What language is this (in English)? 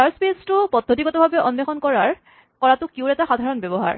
Assamese